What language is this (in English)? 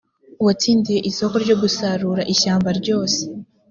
Kinyarwanda